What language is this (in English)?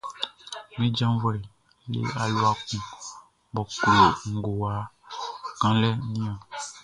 Baoulé